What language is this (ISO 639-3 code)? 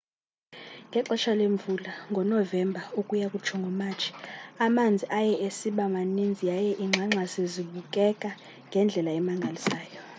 xho